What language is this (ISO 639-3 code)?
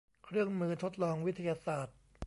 tha